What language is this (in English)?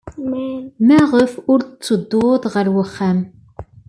Kabyle